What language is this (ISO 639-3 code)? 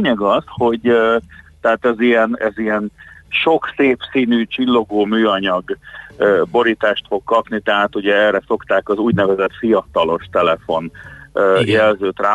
hun